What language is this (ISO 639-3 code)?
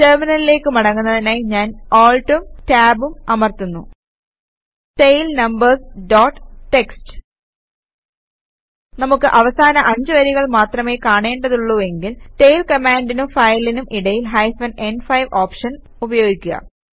mal